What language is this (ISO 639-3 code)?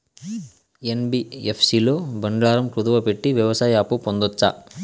tel